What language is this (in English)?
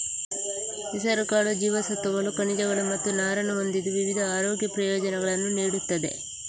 Kannada